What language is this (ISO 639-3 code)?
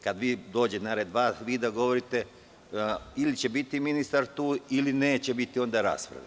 srp